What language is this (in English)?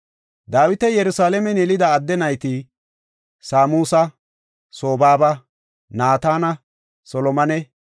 Gofa